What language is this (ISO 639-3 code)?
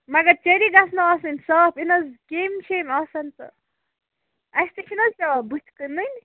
kas